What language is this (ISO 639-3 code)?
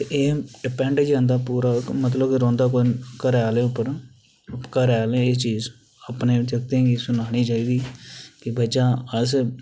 doi